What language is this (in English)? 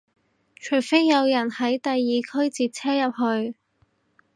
Cantonese